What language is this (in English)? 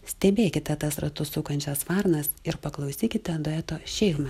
Lithuanian